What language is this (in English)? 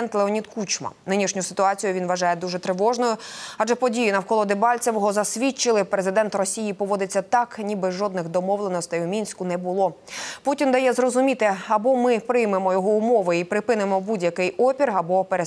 Ukrainian